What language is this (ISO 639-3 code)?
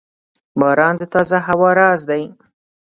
pus